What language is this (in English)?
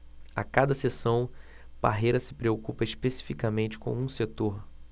Portuguese